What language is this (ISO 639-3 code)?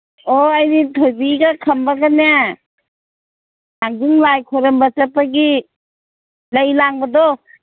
mni